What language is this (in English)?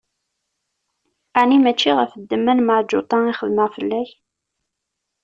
Kabyle